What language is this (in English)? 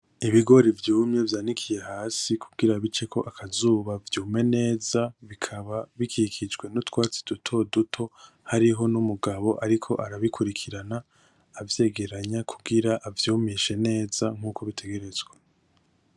Rundi